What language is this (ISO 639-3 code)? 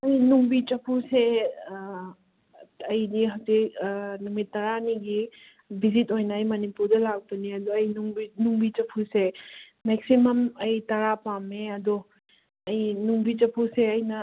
mni